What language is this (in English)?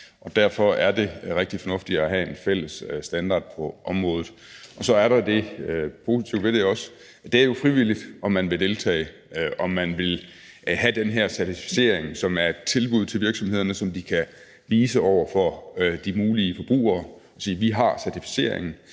Danish